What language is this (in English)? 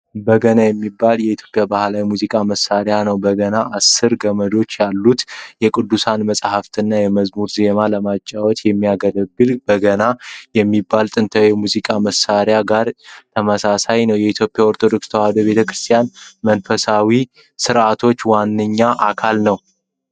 Amharic